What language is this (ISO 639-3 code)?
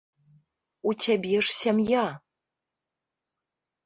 bel